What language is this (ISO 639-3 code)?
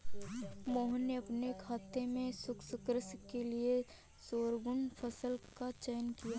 hin